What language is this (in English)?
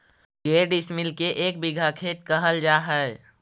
Magahi